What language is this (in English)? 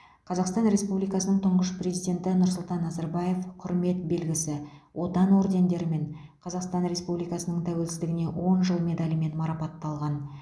Kazakh